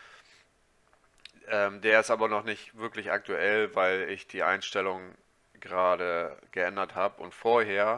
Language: German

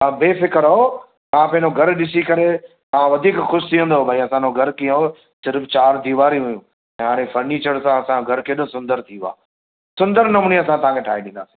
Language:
Sindhi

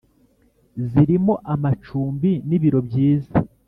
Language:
Kinyarwanda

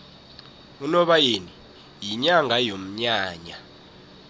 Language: South Ndebele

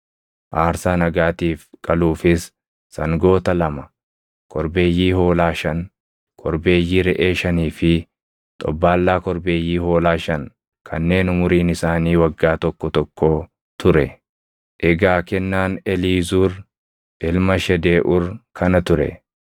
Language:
Oromo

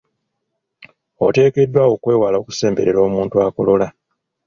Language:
Ganda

